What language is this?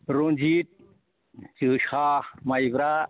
Bodo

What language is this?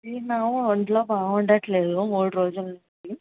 Telugu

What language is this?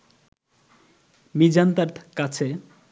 Bangla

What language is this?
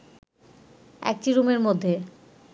Bangla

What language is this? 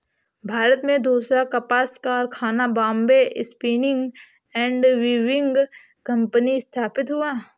Hindi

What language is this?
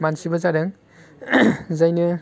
Bodo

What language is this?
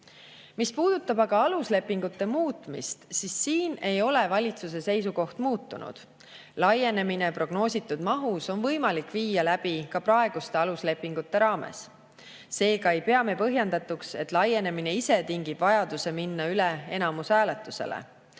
Estonian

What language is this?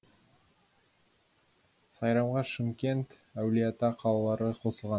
Kazakh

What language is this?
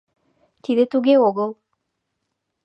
Mari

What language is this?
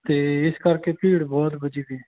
Punjabi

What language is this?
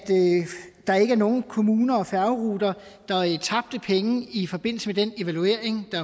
Danish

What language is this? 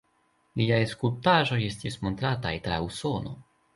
Esperanto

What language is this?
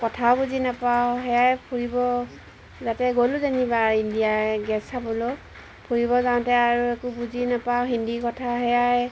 Assamese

